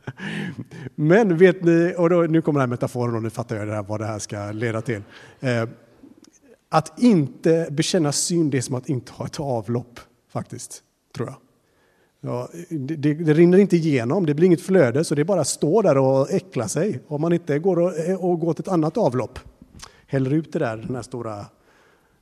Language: Swedish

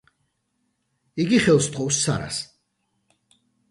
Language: Georgian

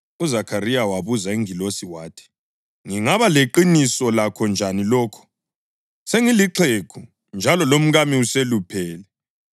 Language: North Ndebele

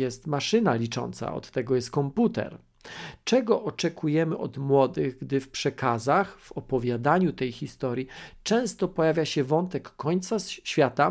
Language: Polish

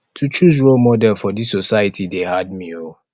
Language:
Nigerian Pidgin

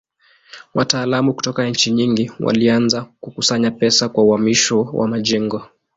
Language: Swahili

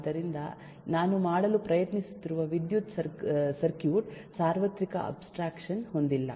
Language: Kannada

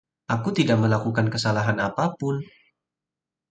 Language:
Indonesian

